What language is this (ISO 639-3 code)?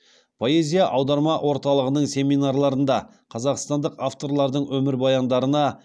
kaz